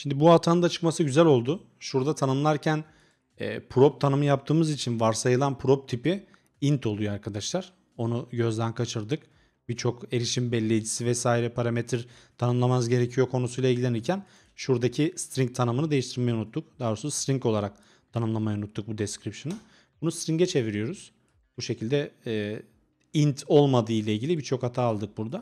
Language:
Turkish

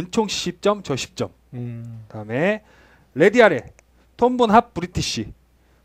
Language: Korean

